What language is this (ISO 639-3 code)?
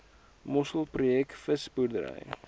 afr